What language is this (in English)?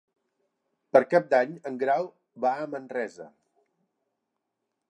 Catalan